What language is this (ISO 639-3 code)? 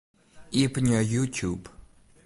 fry